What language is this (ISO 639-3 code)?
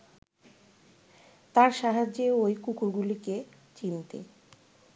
ben